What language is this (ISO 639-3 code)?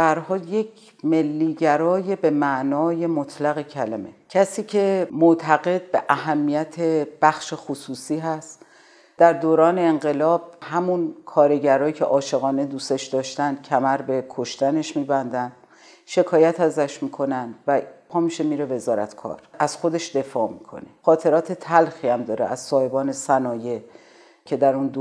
fas